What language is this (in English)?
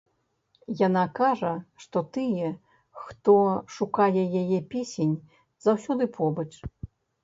Belarusian